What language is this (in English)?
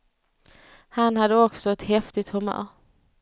Swedish